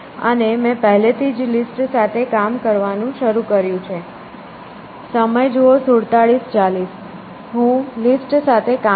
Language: Gujarati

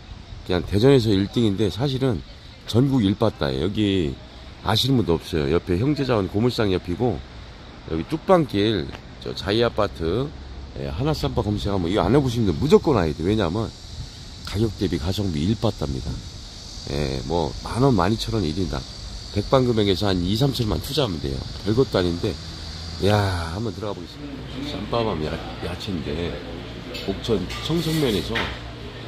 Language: Korean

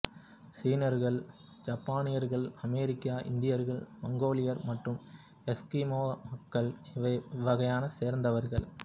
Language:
Tamil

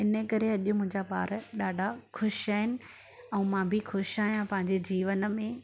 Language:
Sindhi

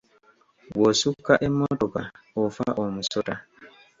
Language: Ganda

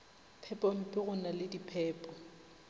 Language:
Northern Sotho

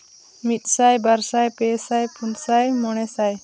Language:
Santali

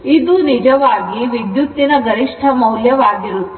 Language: Kannada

